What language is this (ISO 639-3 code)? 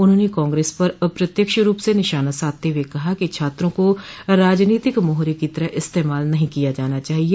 hin